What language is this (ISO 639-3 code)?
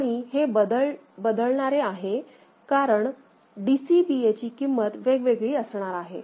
mar